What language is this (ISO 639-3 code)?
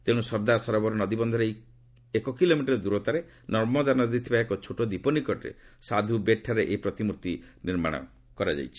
ori